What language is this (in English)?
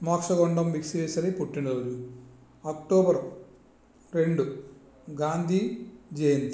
Telugu